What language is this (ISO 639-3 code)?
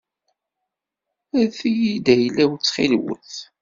kab